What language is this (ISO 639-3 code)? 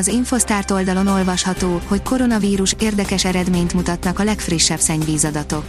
hun